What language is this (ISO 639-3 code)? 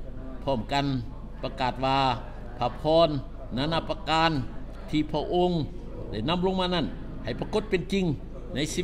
tha